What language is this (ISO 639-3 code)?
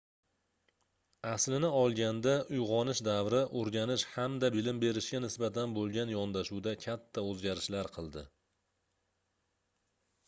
uzb